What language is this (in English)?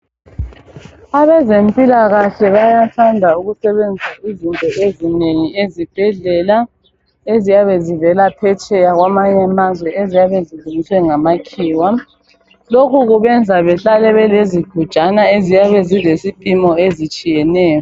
North Ndebele